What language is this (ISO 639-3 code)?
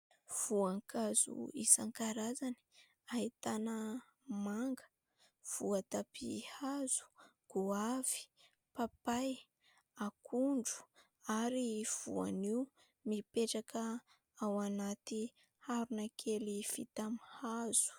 mlg